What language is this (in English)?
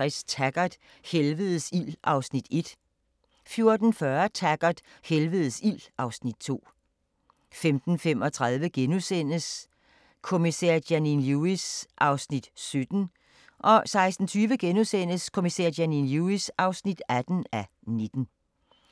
Danish